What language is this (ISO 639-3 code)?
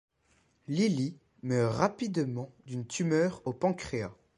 fra